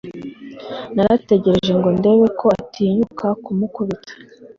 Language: Kinyarwanda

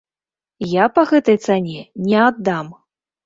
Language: Belarusian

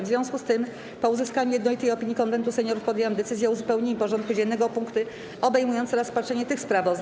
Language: Polish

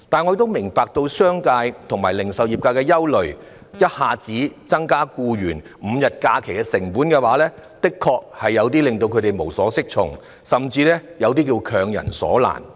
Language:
Cantonese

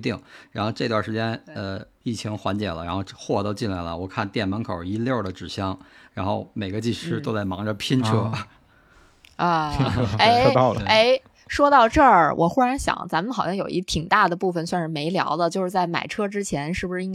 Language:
Chinese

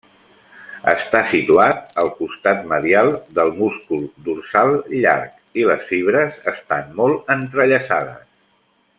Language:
Catalan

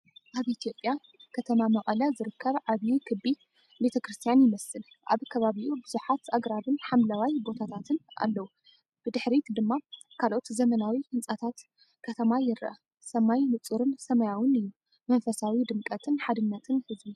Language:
Tigrinya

